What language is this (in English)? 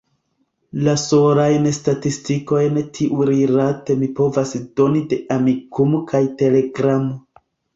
Esperanto